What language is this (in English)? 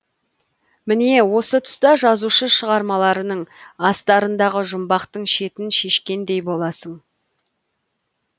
Kazakh